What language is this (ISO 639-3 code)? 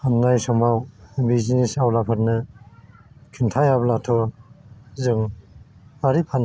brx